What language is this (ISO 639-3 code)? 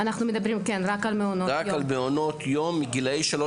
heb